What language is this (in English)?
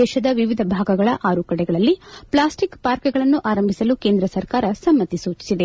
Kannada